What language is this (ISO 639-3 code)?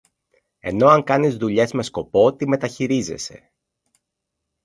ell